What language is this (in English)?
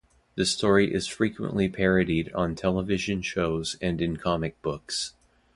English